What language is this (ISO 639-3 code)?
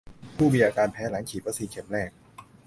tha